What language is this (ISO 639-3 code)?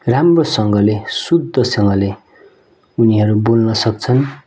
nep